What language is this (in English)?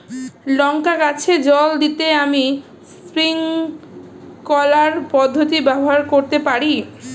Bangla